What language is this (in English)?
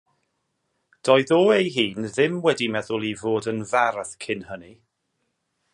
Welsh